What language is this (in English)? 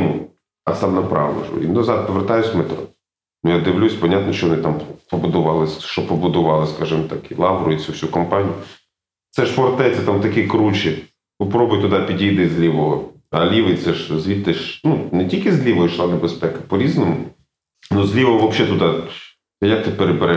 Ukrainian